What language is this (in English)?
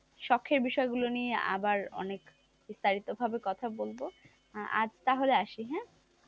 Bangla